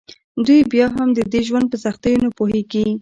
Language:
Pashto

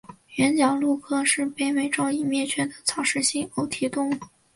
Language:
Chinese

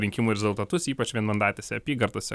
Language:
Lithuanian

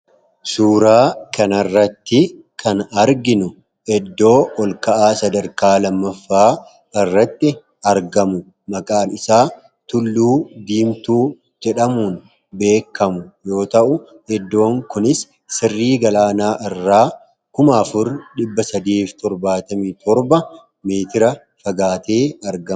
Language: Oromo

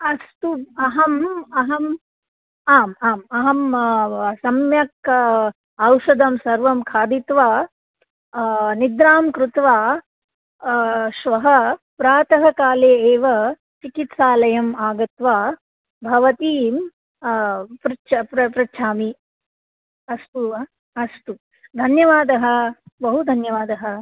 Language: Sanskrit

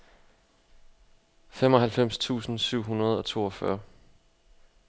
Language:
Danish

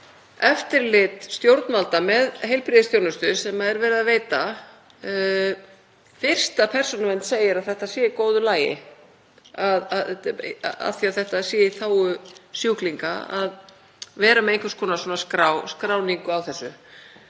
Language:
Icelandic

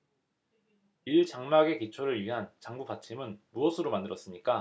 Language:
Korean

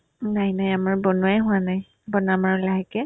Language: Assamese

